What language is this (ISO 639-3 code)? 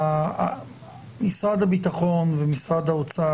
heb